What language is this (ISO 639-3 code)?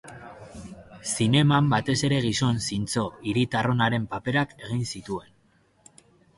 eus